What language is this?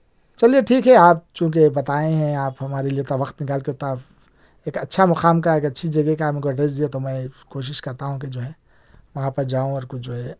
Urdu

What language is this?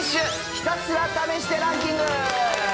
Japanese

